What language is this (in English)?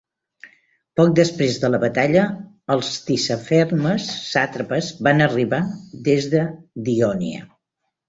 Catalan